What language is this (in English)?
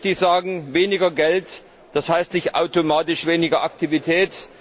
German